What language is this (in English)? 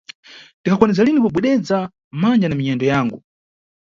Nyungwe